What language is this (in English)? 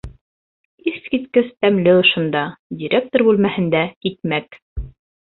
Bashkir